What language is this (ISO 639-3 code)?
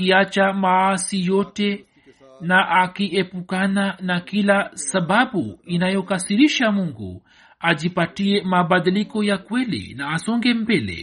swa